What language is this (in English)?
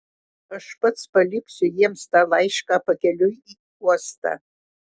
Lithuanian